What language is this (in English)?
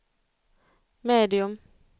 Swedish